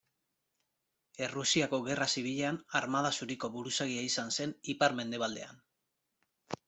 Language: Basque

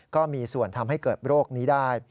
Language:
Thai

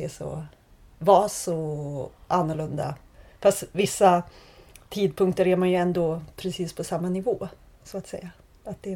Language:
Swedish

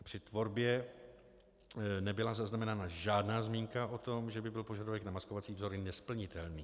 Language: Czech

